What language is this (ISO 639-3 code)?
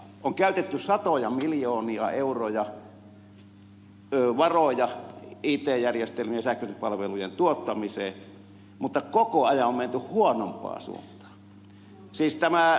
fin